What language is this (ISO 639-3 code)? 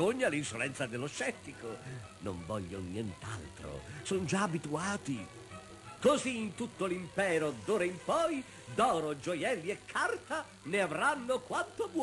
ita